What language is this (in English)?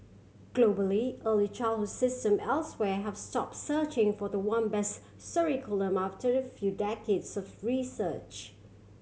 English